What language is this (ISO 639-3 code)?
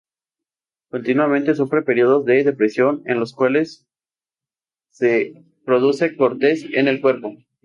spa